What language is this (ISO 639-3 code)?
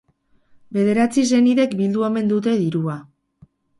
eus